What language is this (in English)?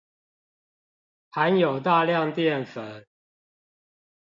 Chinese